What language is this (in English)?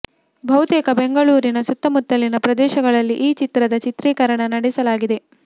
Kannada